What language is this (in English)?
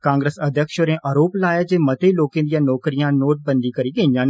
Dogri